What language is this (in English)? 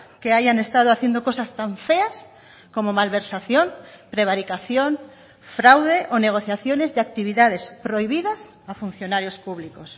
Spanish